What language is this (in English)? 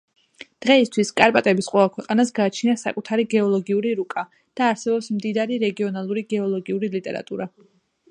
Georgian